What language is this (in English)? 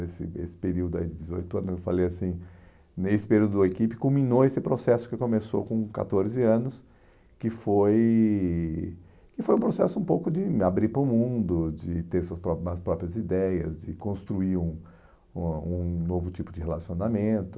Portuguese